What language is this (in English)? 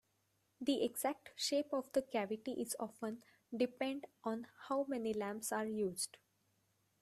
English